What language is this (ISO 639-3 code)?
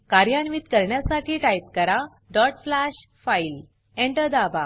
mar